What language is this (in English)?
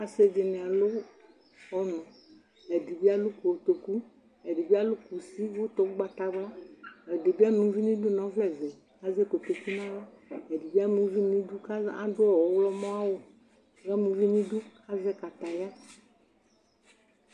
Ikposo